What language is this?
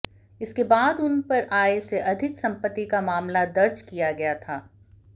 Hindi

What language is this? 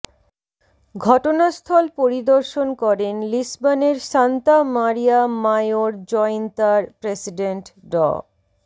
Bangla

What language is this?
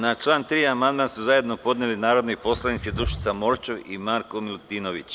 Serbian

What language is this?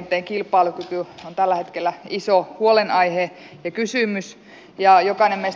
Finnish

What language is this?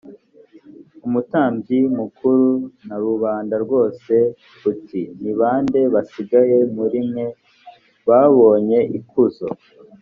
Kinyarwanda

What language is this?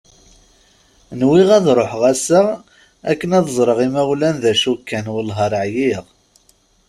Kabyle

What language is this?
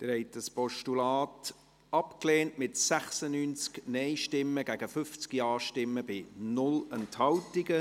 Swiss German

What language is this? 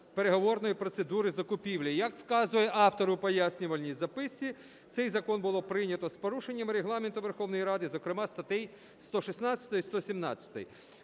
Ukrainian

